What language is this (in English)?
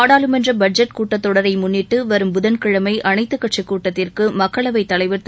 Tamil